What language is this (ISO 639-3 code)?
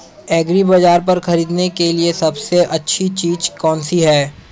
hin